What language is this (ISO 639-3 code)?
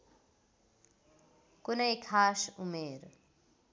nep